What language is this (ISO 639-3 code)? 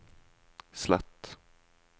nor